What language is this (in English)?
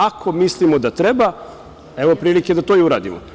Serbian